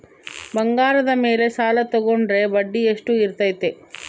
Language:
Kannada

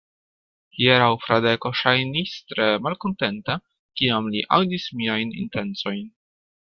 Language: Esperanto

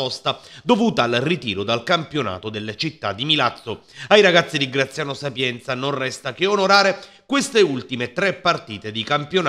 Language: Italian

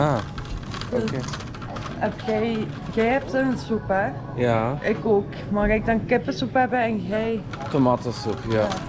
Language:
Dutch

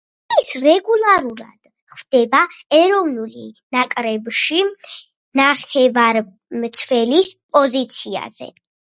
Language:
Georgian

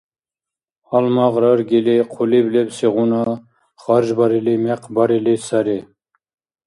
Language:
Dargwa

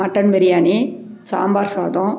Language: Tamil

